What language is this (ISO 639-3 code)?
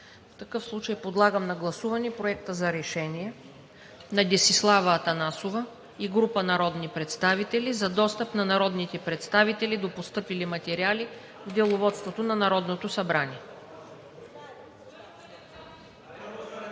bul